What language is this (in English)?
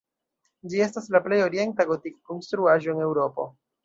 Esperanto